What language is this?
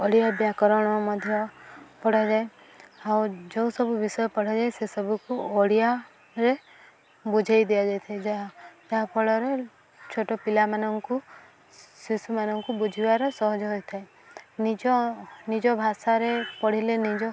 Odia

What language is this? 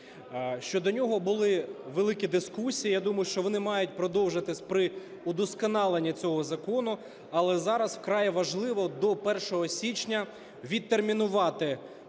Ukrainian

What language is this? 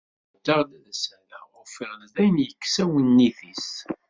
Kabyle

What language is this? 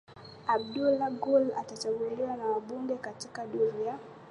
Swahili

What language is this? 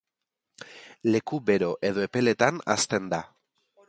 Basque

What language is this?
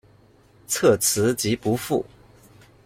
Chinese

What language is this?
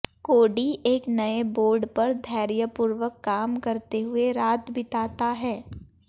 Hindi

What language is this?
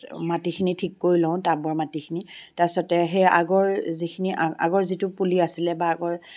Assamese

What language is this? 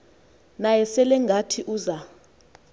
Xhosa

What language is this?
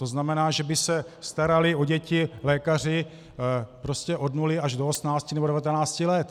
Czech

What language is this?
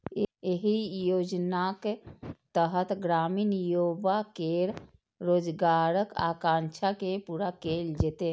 Maithili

